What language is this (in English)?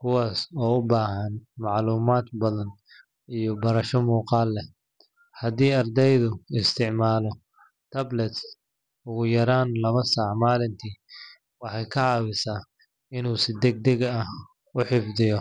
Somali